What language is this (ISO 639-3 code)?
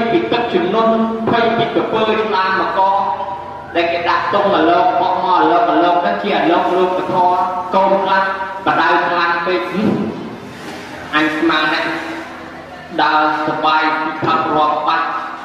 tha